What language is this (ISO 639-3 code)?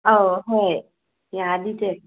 mni